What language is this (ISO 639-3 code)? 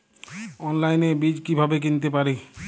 ben